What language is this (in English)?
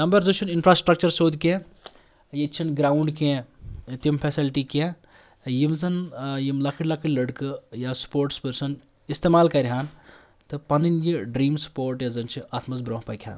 Kashmiri